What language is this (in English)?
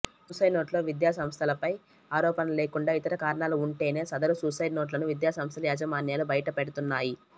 Telugu